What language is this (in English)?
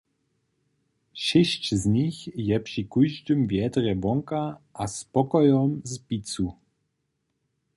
Upper Sorbian